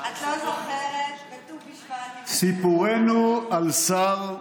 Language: Hebrew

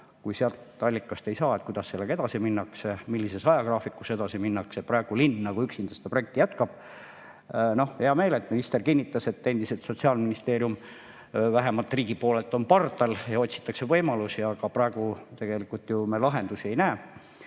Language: Estonian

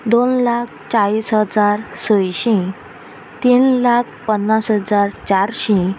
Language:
Konkani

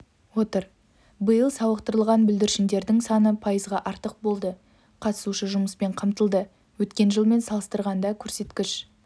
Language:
Kazakh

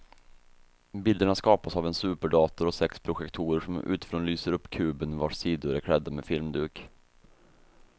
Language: Swedish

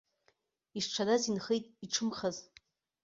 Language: Abkhazian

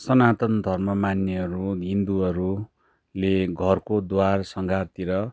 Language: Nepali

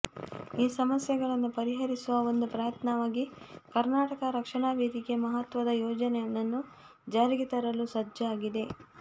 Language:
Kannada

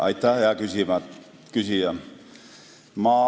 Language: Estonian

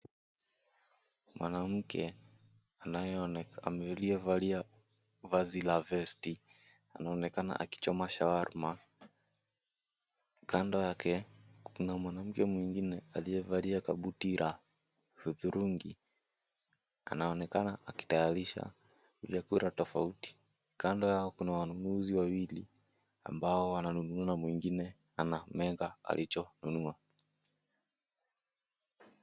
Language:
Swahili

